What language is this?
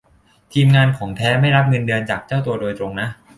Thai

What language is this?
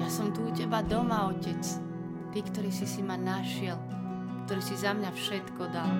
Slovak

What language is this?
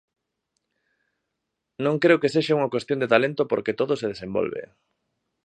Galician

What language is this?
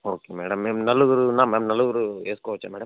Telugu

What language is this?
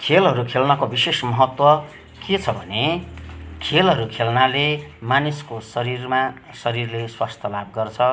Nepali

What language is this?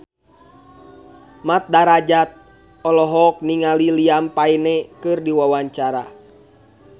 Sundanese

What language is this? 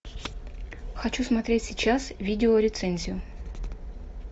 Russian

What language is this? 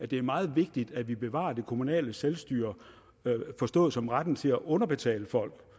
Danish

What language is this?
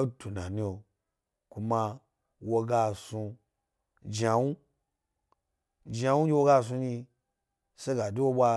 Gbari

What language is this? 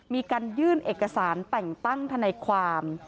Thai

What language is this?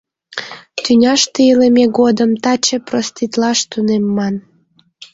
Mari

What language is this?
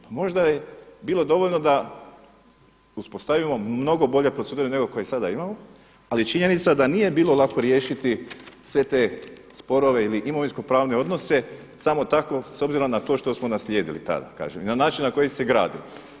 Croatian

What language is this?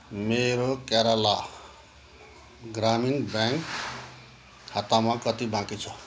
Nepali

